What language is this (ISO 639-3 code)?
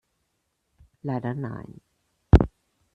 deu